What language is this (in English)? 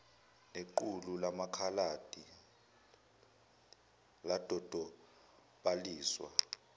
Zulu